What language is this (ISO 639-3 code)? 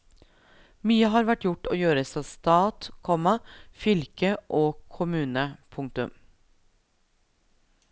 nor